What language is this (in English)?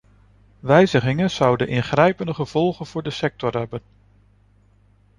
Dutch